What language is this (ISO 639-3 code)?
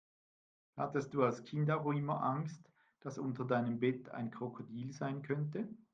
deu